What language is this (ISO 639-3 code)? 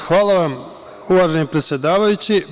srp